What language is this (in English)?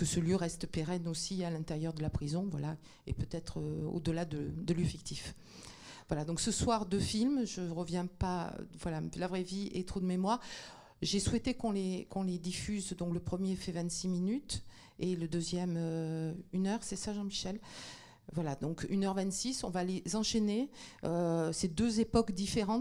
French